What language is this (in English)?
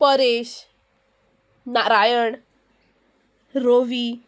Konkani